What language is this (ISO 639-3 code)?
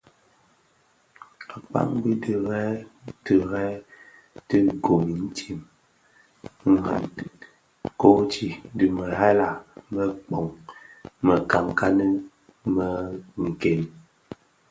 ksf